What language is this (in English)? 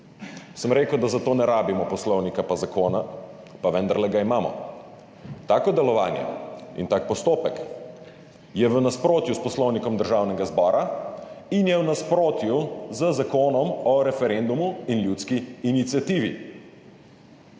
Slovenian